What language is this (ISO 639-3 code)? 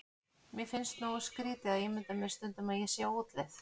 isl